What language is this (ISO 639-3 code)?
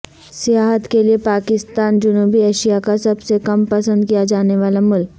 urd